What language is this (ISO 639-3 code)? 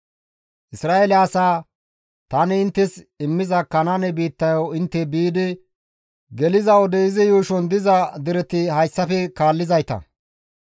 gmv